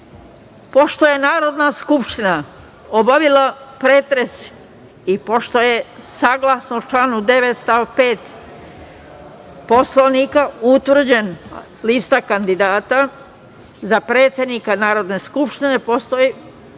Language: Serbian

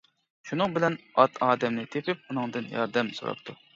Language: Uyghur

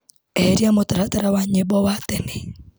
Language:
Kikuyu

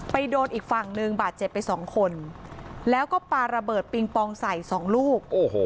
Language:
Thai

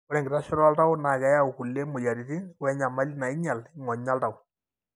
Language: Masai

